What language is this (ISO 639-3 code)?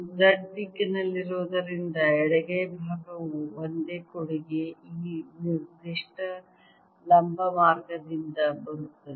kan